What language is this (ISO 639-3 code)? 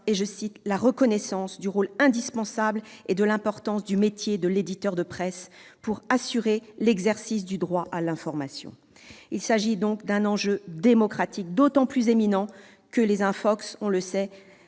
fra